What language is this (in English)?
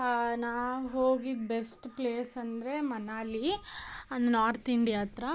Kannada